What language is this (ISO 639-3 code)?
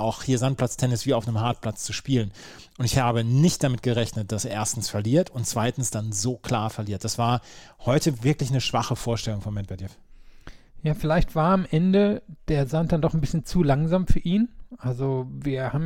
deu